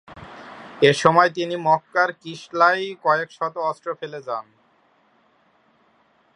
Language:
Bangla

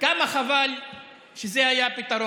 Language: Hebrew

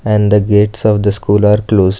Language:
English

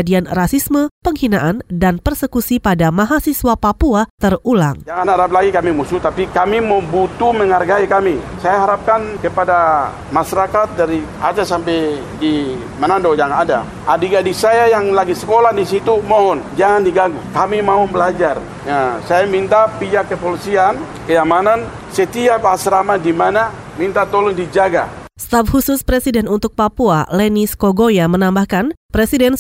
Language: Indonesian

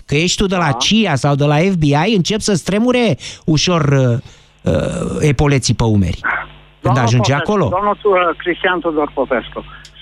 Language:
Romanian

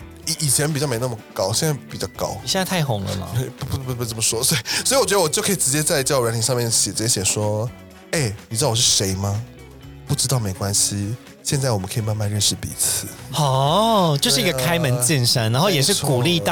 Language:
Chinese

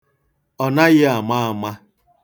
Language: Igbo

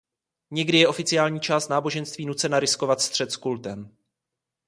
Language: Czech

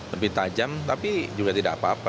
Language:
Indonesian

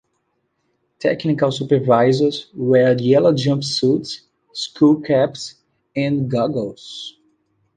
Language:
English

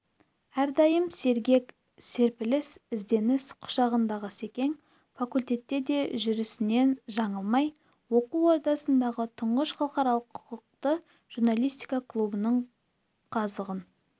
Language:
Kazakh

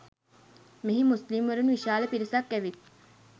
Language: Sinhala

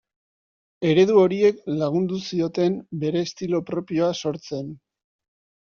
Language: Basque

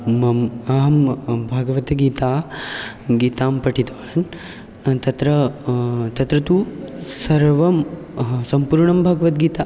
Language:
Sanskrit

